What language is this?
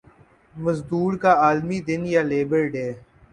Urdu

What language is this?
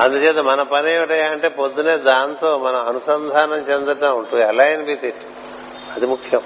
Telugu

